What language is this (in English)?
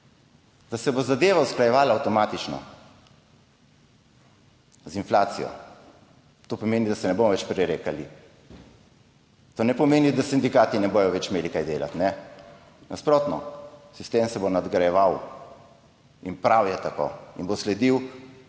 Slovenian